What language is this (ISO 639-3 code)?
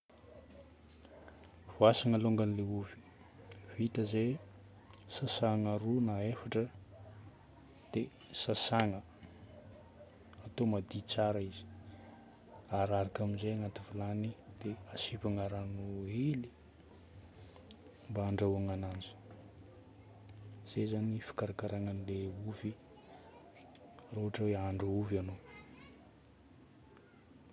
bmm